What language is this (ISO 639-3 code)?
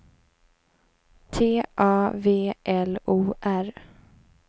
swe